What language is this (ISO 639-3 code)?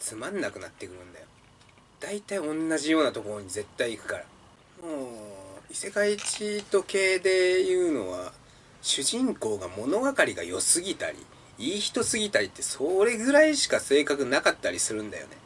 jpn